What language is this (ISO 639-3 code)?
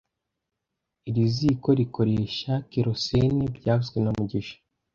kin